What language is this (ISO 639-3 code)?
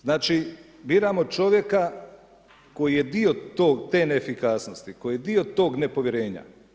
hrv